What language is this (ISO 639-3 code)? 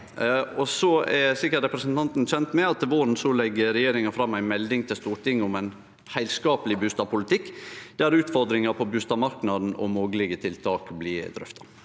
nor